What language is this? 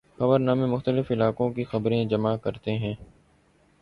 Urdu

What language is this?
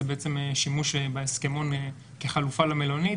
Hebrew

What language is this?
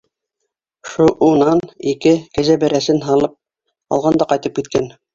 Bashkir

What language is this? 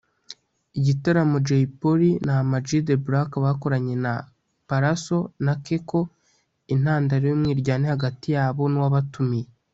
Kinyarwanda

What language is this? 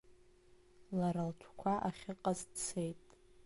Abkhazian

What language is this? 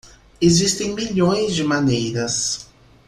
Portuguese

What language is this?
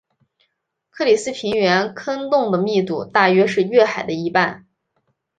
Chinese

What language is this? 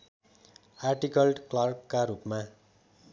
Nepali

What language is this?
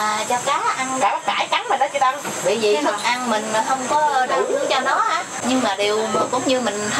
Vietnamese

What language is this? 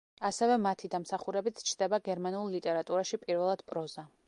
Georgian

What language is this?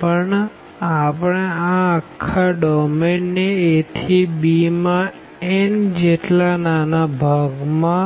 Gujarati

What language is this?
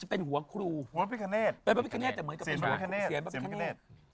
Thai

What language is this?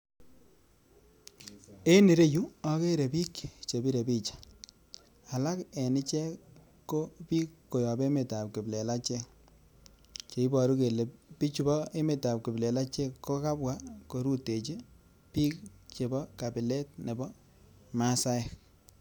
Kalenjin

